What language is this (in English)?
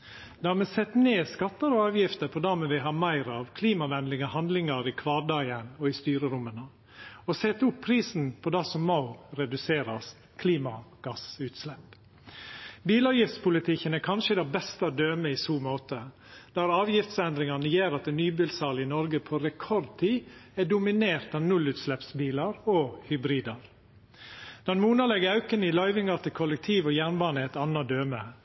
Norwegian Nynorsk